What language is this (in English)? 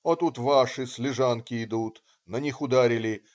Russian